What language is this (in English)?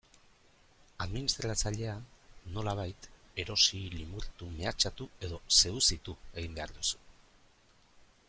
Basque